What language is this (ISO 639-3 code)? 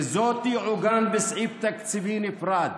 heb